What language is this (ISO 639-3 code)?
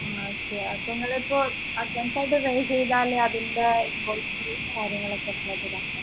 mal